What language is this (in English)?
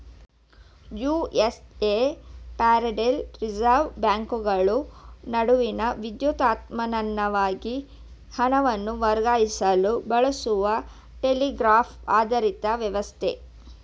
Kannada